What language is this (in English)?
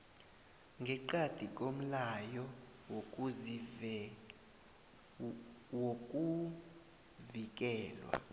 South Ndebele